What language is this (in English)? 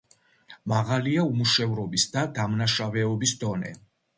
Georgian